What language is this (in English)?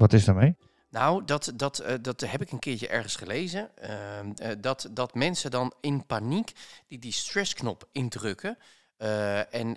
Dutch